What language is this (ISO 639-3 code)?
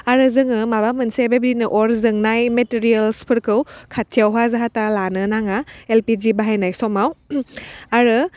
brx